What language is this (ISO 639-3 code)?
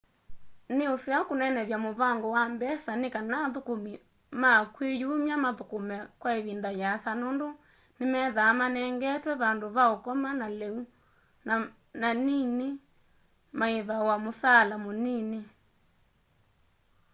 kam